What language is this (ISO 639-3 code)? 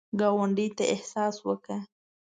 pus